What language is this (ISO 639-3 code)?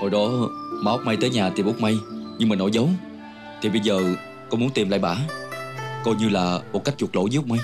vie